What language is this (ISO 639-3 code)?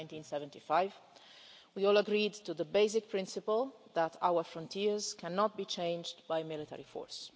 eng